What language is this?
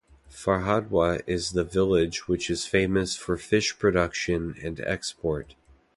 English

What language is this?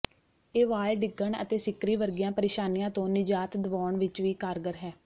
Punjabi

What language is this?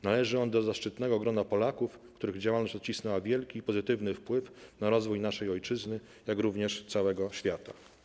Polish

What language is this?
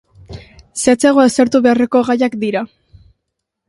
Basque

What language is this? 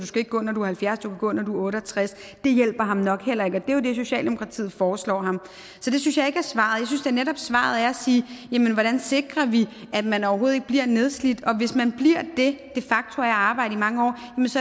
Danish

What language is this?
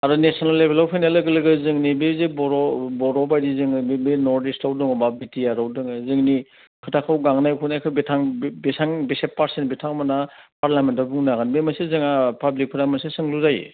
Bodo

